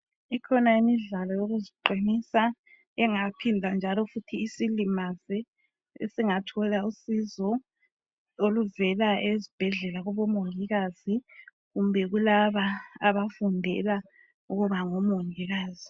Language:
North Ndebele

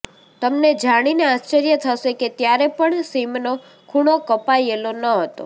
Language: Gujarati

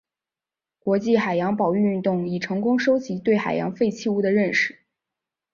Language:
Chinese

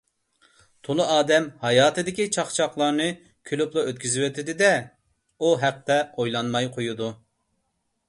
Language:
Uyghur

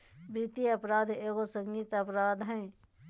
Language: Magahi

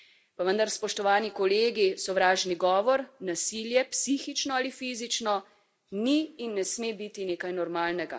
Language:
Slovenian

